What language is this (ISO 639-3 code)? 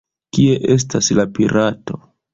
epo